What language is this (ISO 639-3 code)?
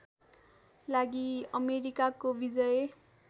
nep